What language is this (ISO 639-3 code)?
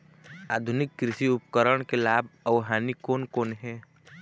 hne